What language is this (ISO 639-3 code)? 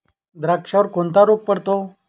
mar